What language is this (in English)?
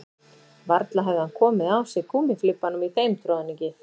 Icelandic